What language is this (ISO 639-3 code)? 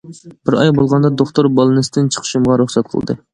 uig